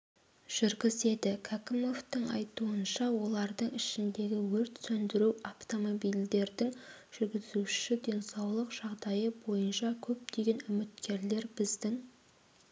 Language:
Kazakh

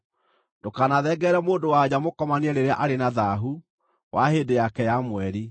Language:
Kikuyu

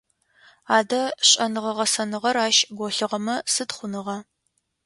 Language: Adyghe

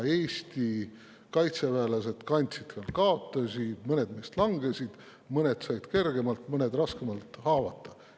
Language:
Estonian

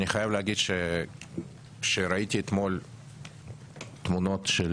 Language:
Hebrew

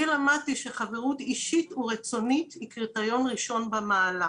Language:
Hebrew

